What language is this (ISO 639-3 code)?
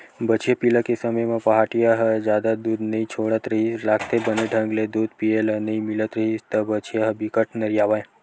hne